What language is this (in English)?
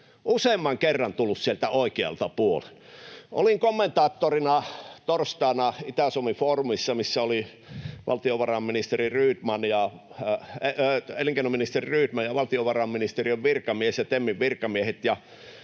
Finnish